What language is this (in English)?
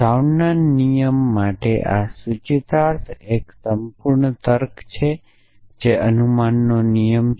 Gujarati